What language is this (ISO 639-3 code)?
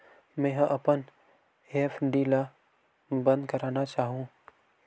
hne